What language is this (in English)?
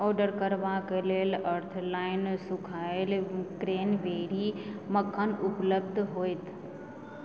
Maithili